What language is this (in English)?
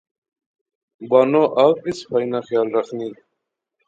Pahari-Potwari